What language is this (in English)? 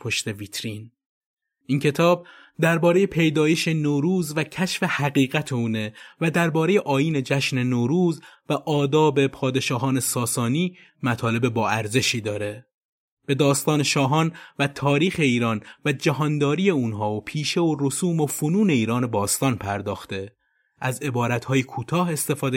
Persian